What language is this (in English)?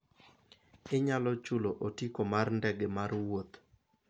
Luo (Kenya and Tanzania)